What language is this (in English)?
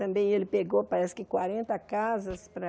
Portuguese